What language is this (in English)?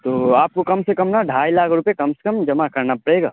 Urdu